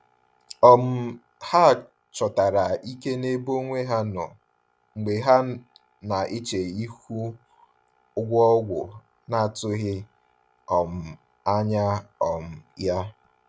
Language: Igbo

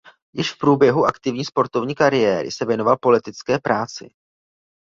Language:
Czech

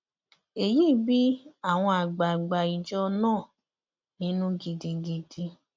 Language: Yoruba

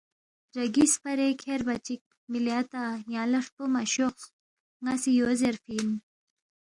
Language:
Balti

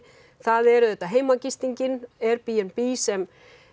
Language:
Icelandic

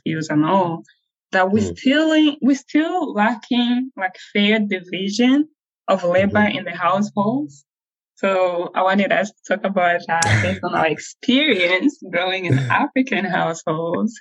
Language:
English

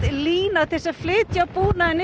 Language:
Icelandic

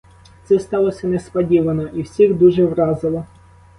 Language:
Ukrainian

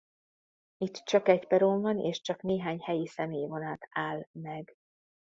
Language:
Hungarian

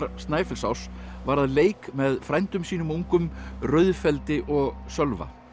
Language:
Icelandic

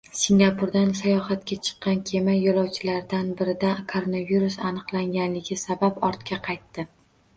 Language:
Uzbek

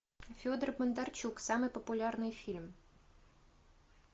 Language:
Russian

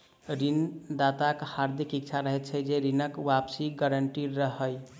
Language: Maithili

